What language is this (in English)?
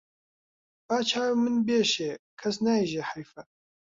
Central Kurdish